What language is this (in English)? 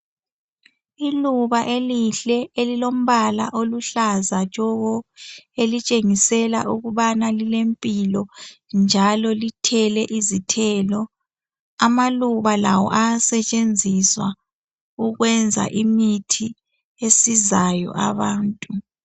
North Ndebele